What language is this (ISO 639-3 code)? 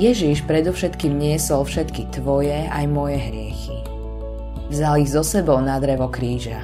slk